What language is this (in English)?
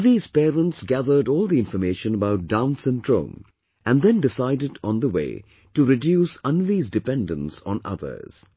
English